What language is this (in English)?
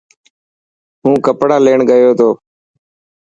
Dhatki